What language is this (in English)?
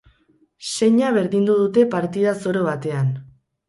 Basque